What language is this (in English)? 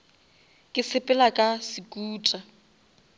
Northern Sotho